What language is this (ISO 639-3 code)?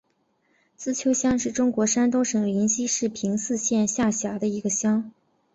zho